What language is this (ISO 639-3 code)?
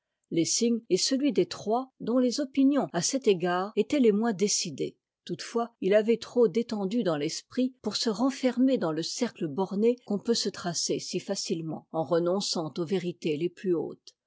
fra